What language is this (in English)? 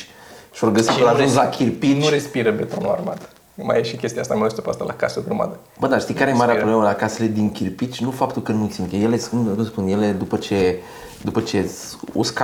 Romanian